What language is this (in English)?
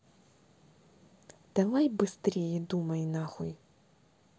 Russian